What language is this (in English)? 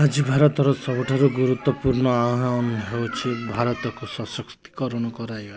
Odia